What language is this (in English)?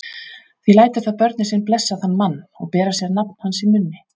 Icelandic